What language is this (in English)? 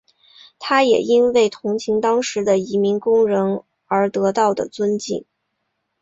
Chinese